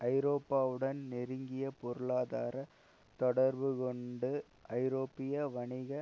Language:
Tamil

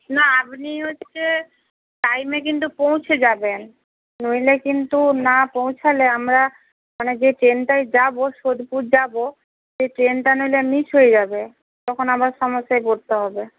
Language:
Bangla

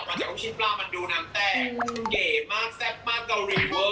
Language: Thai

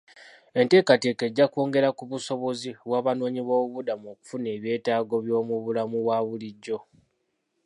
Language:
Ganda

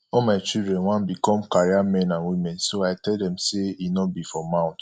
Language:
Nigerian Pidgin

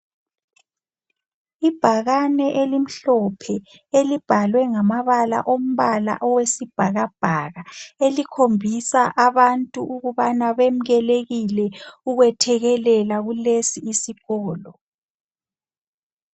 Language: North Ndebele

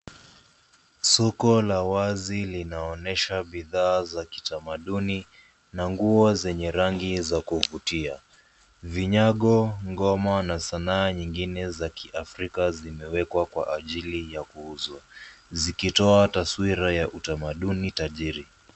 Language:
Swahili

